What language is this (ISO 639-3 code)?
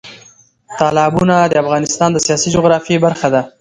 pus